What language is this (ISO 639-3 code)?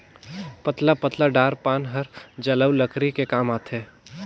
hne